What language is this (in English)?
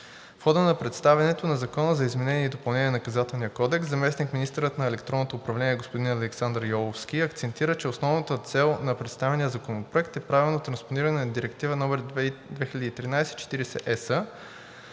Bulgarian